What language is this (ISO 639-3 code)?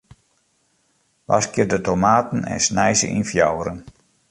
fry